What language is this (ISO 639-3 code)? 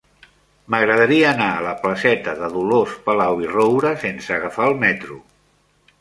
cat